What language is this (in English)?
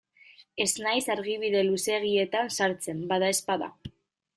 Basque